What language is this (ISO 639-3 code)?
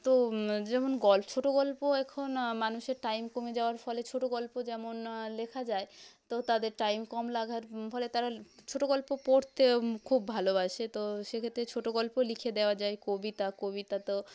ben